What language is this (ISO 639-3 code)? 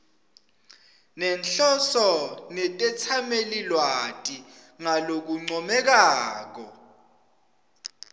ssw